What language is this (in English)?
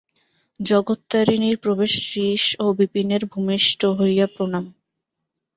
Bangla